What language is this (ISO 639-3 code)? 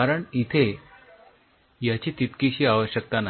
mar